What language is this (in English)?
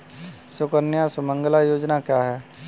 Hindi